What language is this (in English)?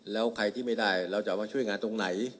Thai